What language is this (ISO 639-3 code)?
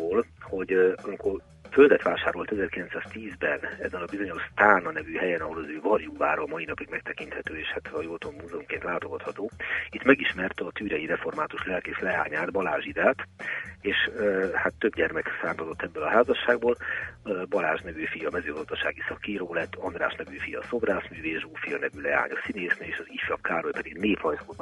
hun